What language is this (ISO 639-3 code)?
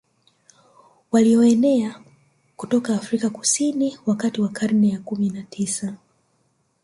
swa